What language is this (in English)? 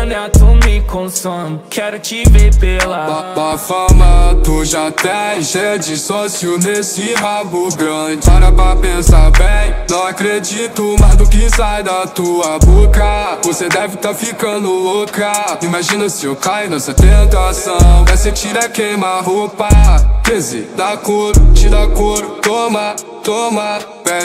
Portuguese